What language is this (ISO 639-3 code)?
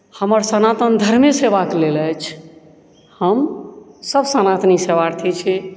mai